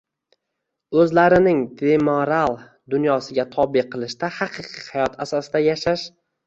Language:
Uzbek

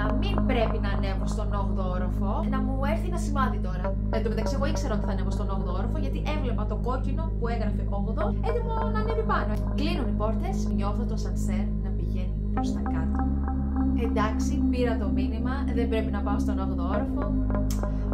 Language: Greek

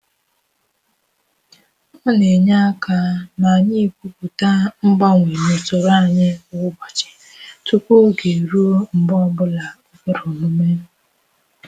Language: Igbo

